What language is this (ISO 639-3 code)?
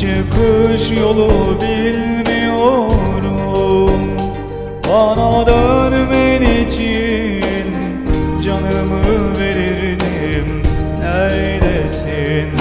tur